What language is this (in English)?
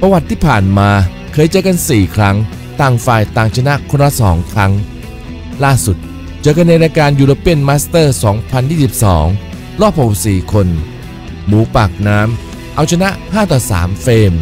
Thai